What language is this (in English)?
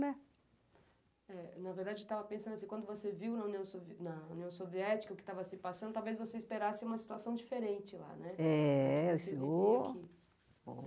Portuguese